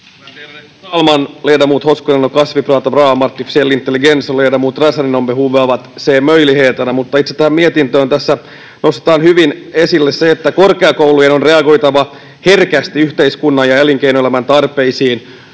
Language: Finnish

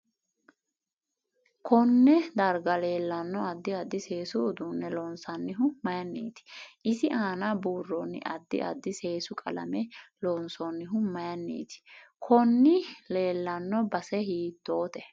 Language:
Sidamo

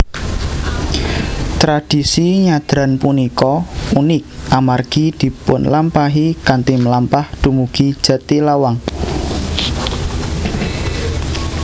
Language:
Javanese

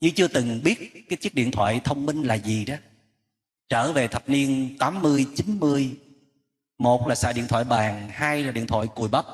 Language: Vietnamese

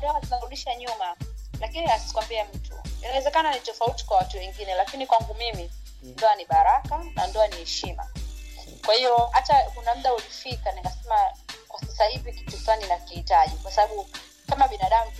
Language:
Swahili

